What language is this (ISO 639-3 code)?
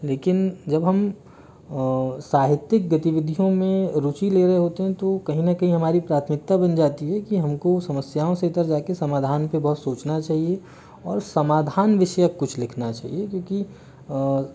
hin